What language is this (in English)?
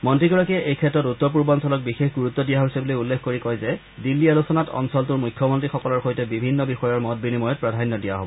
Assamese